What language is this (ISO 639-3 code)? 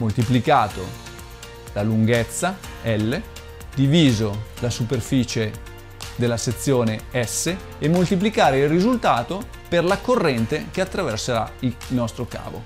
ita